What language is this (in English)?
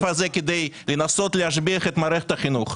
Hebrew